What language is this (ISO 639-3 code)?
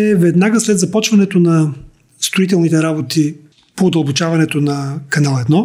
bul